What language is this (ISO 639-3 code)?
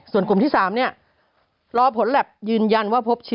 tha